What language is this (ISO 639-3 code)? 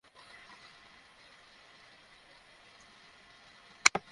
ben